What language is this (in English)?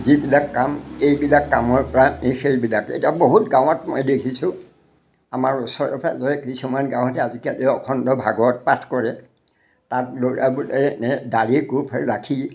Assamese